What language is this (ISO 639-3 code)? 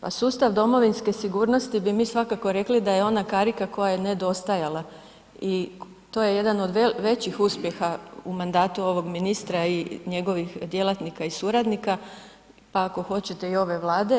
hrv